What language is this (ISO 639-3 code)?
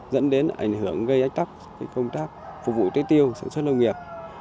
vie